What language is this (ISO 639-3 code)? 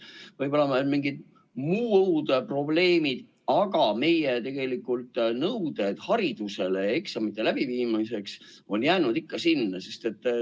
est